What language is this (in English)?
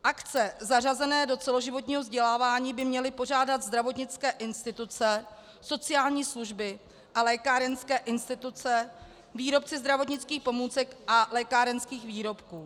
Czech